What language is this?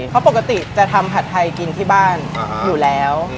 Thai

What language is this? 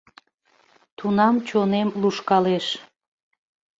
Mari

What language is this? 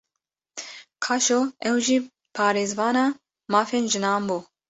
Kurdish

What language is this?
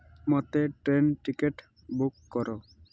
Odia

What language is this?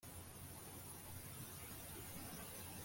Kinyarwanda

